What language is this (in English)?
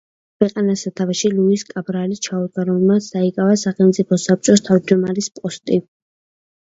Georgian